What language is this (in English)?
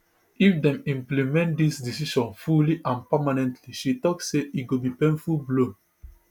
Nigerian Pidgin